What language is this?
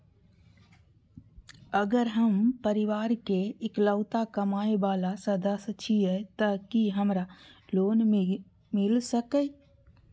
Maithili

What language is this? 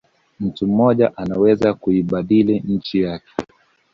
Swahili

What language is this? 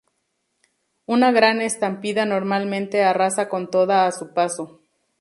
Spanish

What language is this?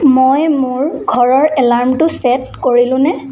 Assamese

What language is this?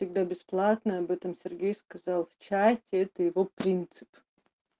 Russian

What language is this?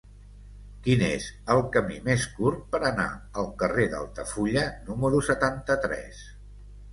Catalan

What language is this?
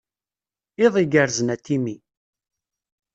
Kabyle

